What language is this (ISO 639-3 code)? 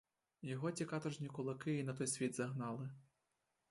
ukr